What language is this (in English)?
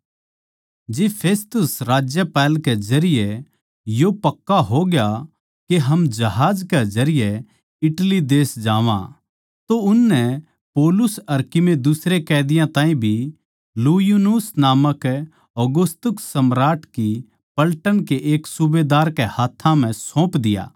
Haryanvi